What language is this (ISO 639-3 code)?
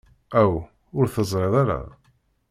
kab